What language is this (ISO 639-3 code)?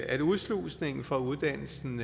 dan